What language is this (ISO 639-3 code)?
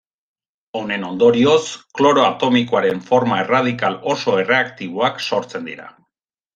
eus